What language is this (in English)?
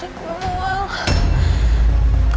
Indonesian